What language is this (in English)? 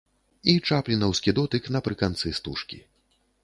Belarusian